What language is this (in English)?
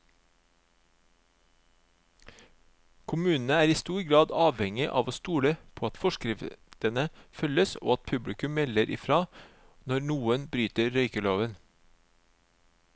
Norwegian